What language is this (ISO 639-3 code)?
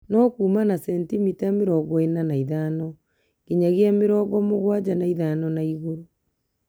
kik